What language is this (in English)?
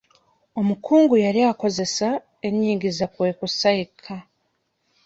Ganda